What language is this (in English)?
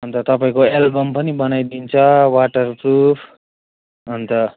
Nepali